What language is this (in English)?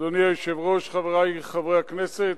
Hebrew